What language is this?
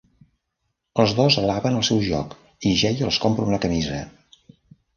Catalan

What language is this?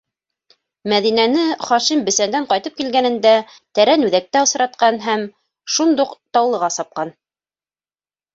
Bashkir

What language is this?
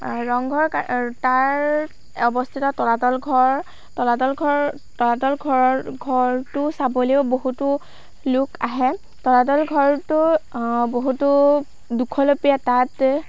Assamese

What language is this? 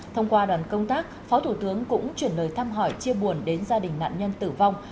Vietnamese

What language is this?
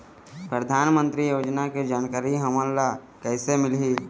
Chhattisgarhi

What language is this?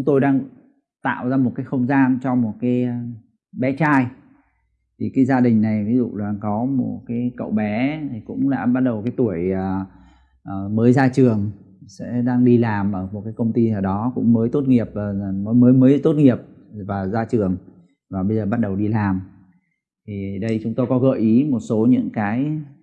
Vietnamese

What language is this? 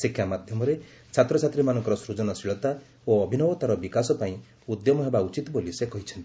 Odia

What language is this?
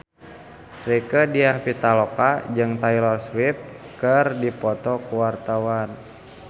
Sundanese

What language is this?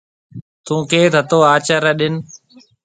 Marwari (Pakistan)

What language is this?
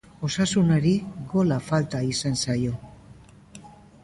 Basque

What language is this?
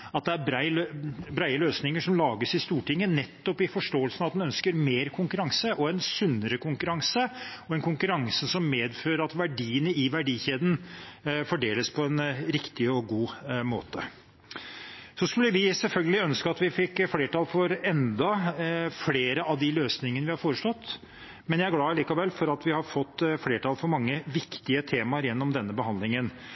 Norwegian Bokmål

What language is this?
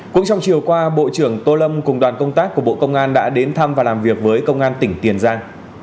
Vietnamese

